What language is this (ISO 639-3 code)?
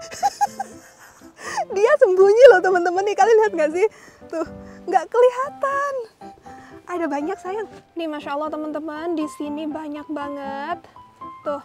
ind